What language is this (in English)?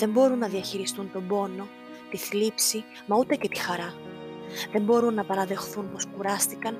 Greek